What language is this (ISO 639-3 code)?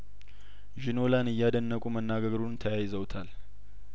amh